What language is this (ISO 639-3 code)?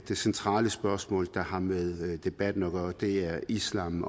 dan